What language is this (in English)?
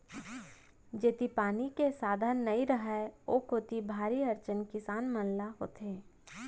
Chhattisgarhi